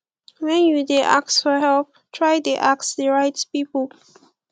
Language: Nigerian Pidgin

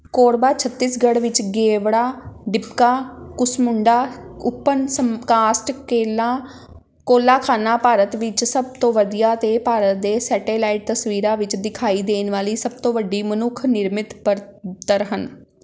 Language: Punjabi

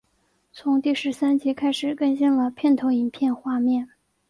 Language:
Chinese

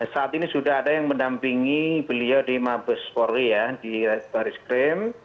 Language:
Indonesian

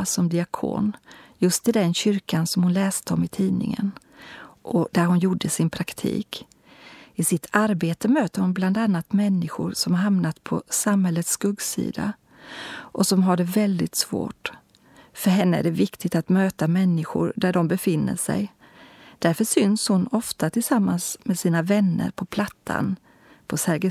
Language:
Swedish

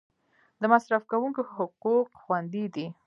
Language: Pashto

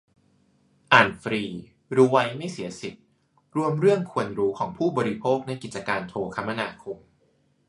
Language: Thai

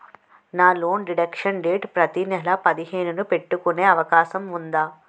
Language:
Telugu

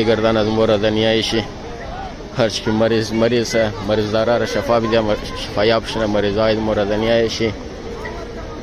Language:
Turkish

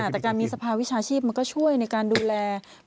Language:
Thai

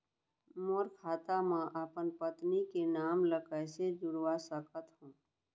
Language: Chhattisgarhi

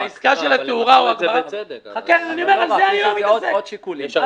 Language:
Hebrew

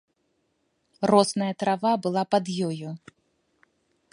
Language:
Belarusian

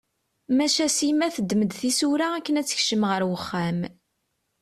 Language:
Kabyle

